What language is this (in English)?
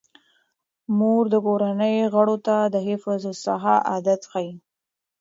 Pashto